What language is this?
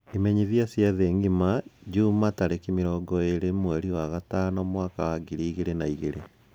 Kikuyu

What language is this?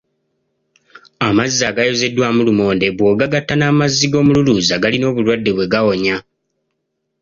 Ganda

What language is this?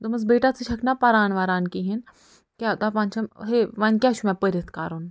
Kashmiri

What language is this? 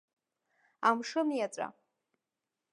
Abkhazian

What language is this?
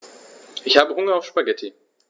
German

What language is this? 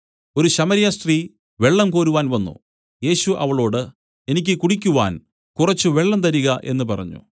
Malayalam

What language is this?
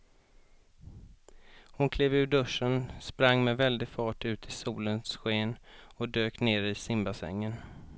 Swedish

